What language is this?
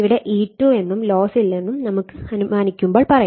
Malayalam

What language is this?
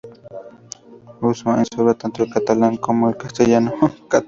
Spanish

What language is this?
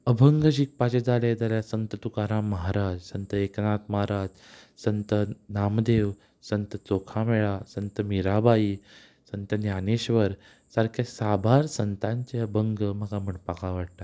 Konkani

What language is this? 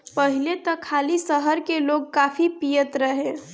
Bhojpuri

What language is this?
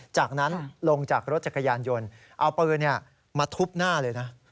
Thai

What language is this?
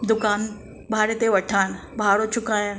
Sindhi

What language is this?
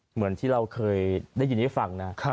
Thai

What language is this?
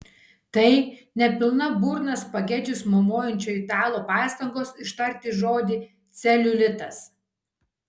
Lithuanian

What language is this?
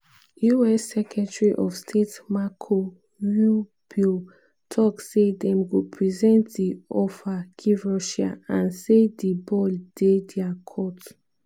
Nigerian Pidgin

